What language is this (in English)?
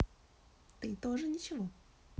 Russian